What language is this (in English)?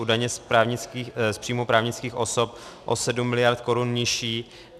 Czech